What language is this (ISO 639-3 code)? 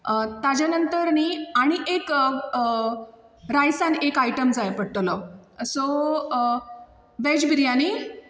kok